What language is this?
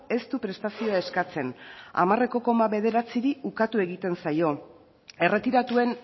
Basque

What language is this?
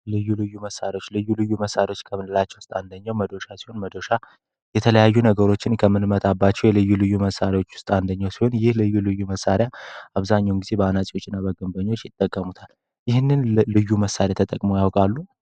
Amharic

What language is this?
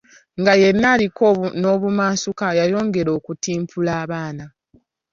Ganda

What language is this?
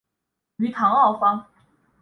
Chinese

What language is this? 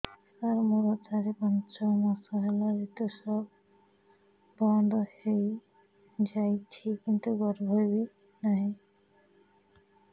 Odia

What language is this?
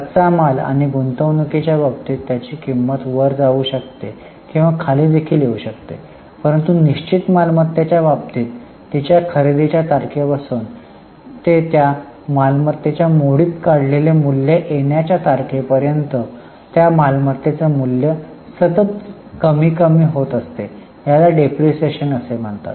Marathi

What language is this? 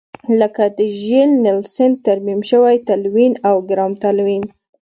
Pashto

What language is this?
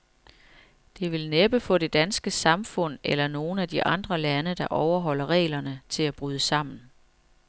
Danish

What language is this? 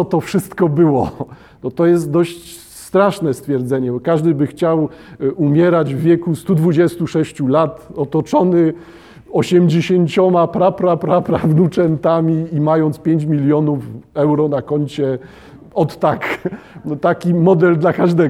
Polish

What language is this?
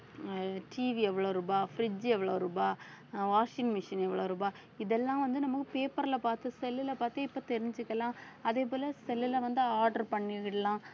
Tamil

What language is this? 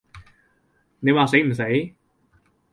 Cantonese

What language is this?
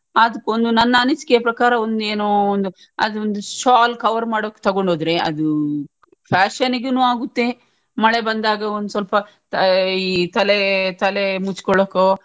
Kannada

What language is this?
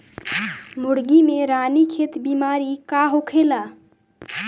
Bhojpuri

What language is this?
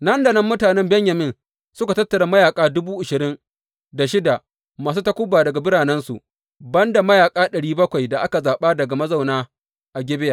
Hausa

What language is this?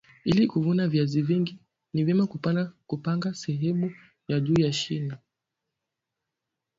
Swahili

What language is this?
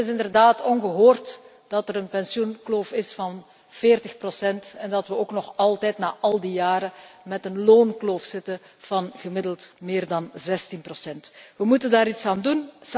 Dutch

